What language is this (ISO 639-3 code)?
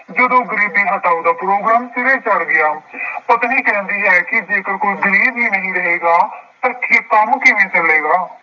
pan